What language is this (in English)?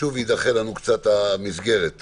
Hebrew